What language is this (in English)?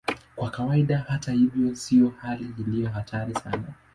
Swahili